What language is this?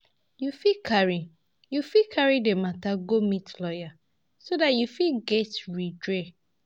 Nigerian Pidgin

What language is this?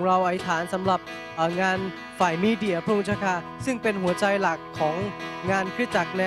Thai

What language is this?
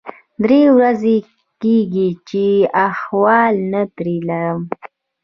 Pashto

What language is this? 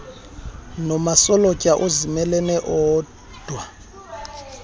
Xhosa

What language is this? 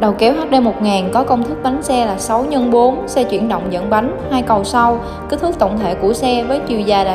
Vietnamese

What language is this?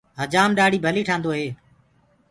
Gurgula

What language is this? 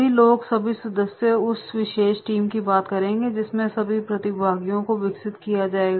Hindi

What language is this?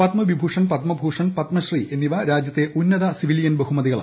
Malayalam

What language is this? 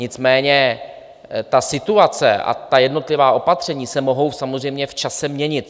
Czech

